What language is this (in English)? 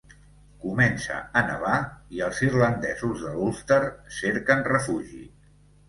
Catalan